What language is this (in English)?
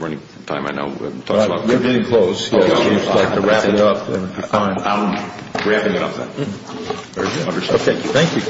English